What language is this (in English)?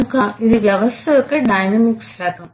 Telugu